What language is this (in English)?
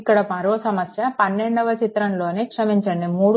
Telugu